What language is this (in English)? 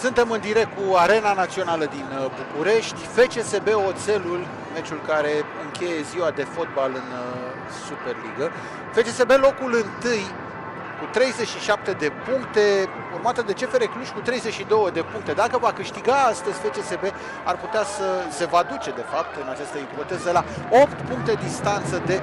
Romanian